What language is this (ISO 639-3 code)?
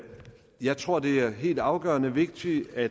dan